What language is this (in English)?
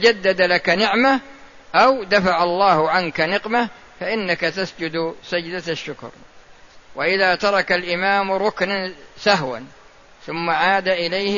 Arabic